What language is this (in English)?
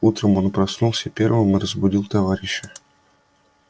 Russian